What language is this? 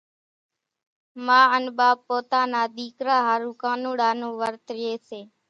Kachi Koli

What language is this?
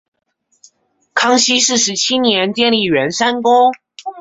Chinese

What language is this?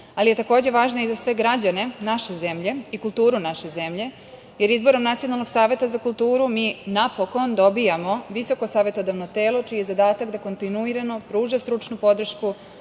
Serbian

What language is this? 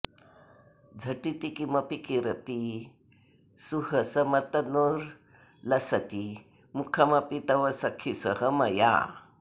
Sanskrit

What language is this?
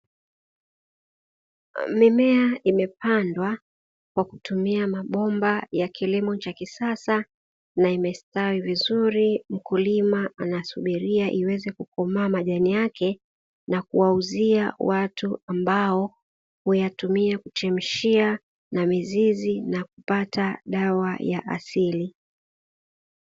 Swahili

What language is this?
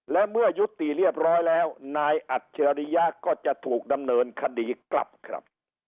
Thai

